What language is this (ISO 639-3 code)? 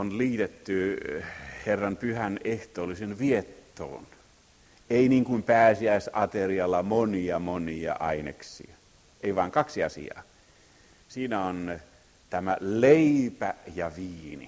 fin